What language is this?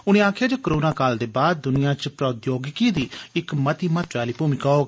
Dogri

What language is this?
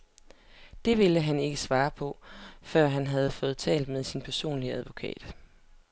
Danish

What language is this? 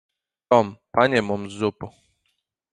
Latvian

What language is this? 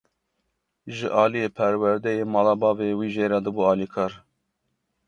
Kurdish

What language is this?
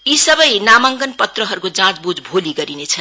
Nepali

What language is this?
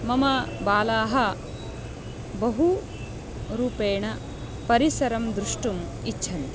Sanskrit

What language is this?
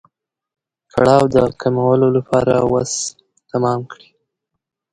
Pashto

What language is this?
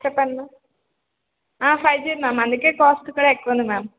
Telugu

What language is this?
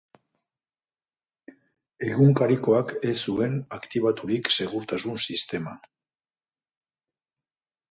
Basque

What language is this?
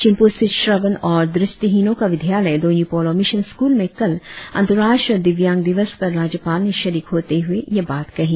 Hindi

